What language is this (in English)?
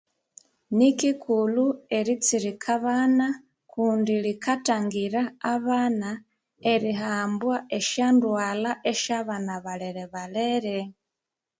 Konzo